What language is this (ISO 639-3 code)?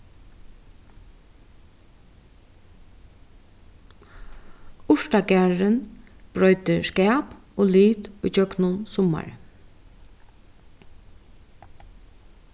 fao